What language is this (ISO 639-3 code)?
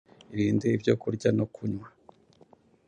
kin